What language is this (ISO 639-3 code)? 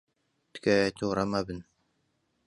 ckb